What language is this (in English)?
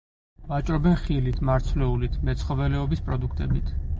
Georgian